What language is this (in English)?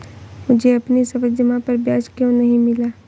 Hindi